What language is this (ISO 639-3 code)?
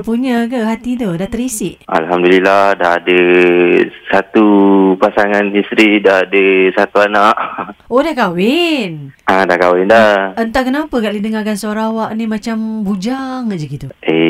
msa